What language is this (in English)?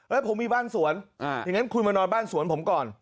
Thai